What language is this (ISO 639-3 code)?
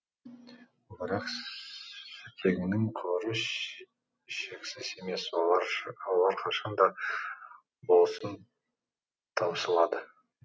kaz